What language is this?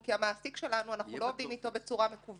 Hebrew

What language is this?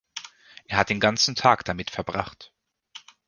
German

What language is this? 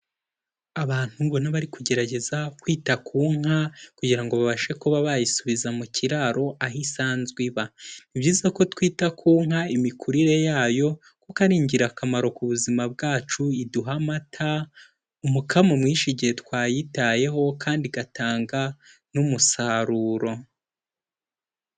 Kinyarwanda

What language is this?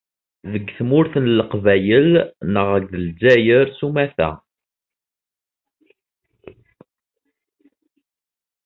Kabyle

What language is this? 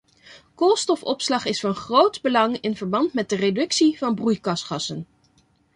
Dutch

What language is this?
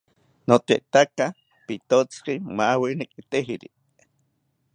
South Ucayali Ashéninka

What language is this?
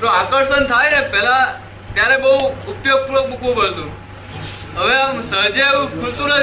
Gujarati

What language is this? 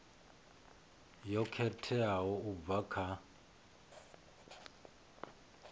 Venda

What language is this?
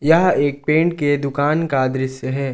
Hindi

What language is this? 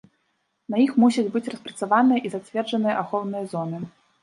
Belarusian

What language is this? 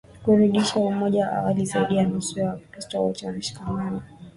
Swahili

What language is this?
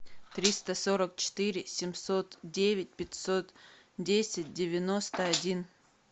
Russian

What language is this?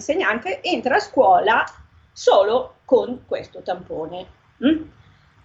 Italian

